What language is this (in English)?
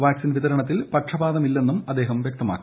Malayalam